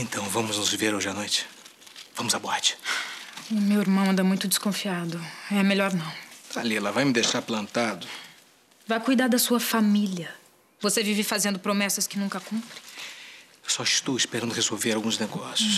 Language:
Portuguese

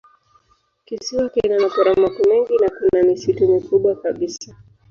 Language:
Swahili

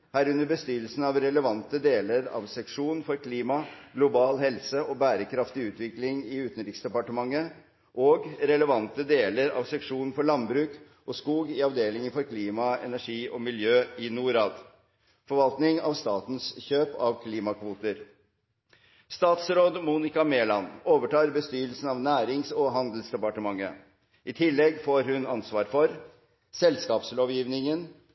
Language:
Norwegian Bokmål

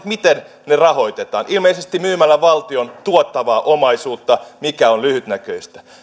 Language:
Finnish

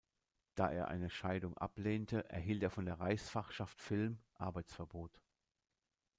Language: German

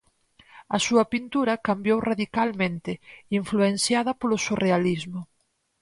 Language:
Galician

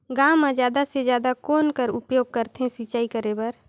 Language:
Chhattisgarhi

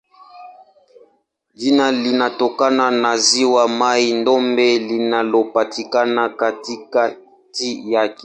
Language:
Swahili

